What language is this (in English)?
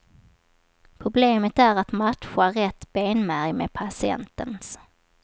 Swedish